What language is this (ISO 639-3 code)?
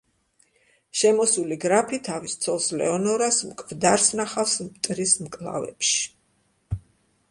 kat